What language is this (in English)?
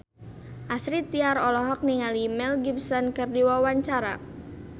Sundanese